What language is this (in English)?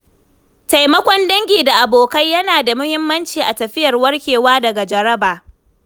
Hausa